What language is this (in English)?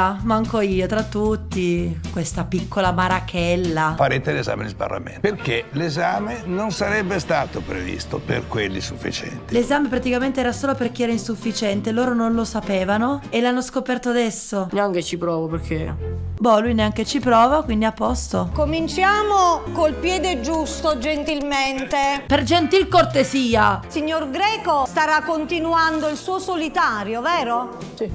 Italian